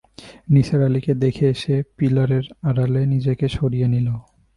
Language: Bangla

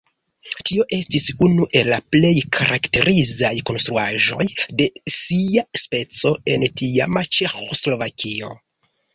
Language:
Esperanto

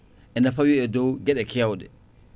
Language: Fula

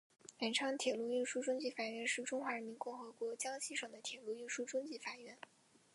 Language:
Chinese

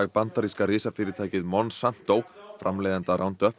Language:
Icelandic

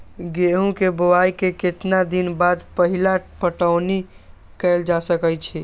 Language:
Magahi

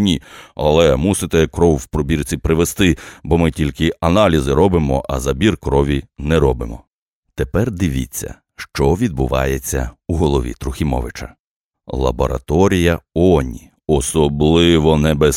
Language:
Ukrainian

